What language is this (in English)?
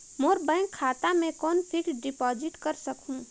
Chhattisgarhi